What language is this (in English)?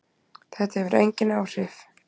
Icelandic